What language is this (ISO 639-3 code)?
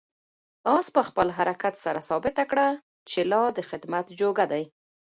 pus